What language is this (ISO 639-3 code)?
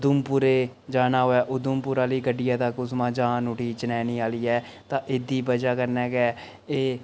doi